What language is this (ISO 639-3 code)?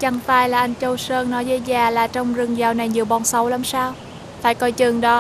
vie